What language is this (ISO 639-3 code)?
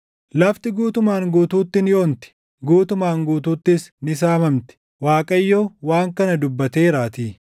orm